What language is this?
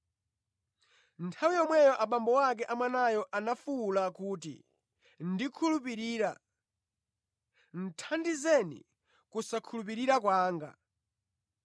Nyanja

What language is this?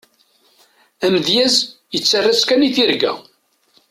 Kabyle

